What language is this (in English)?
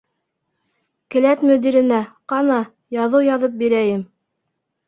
Bashkir